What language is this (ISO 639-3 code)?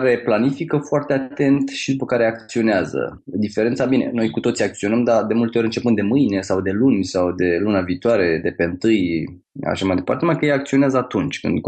ron